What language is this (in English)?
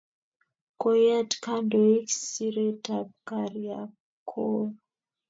Kalenjin